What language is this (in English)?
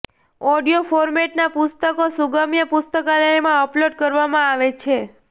Gujarati